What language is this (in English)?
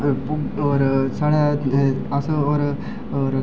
Dogri